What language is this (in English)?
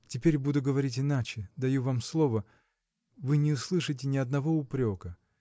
Russian